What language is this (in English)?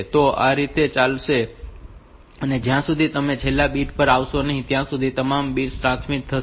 Gujarati